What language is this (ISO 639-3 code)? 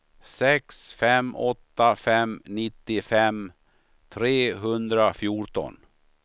swe